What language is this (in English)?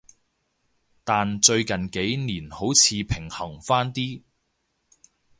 Cantonese